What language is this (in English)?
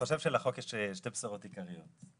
Hebrew